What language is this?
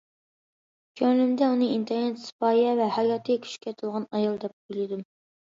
Uyghur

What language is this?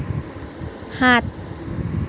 Assamese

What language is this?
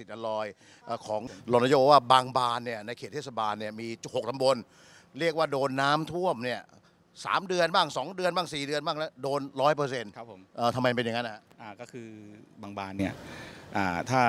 Thai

